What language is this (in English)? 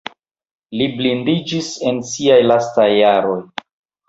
Esperanto